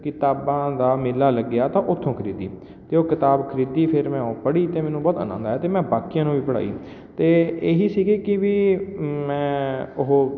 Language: Punjabi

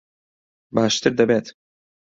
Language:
Central Kurdish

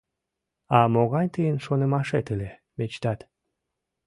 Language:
Mari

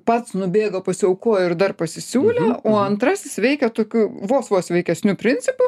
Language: Lithuanian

